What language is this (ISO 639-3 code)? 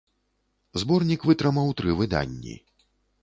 bel